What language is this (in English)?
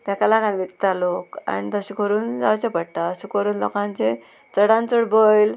Konkani